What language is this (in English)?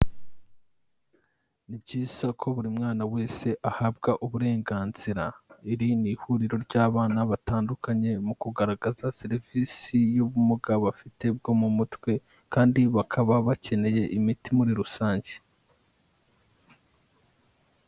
Kinyarwanda